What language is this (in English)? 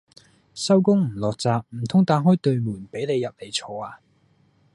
Cantonese